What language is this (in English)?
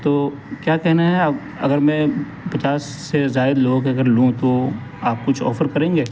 Urdu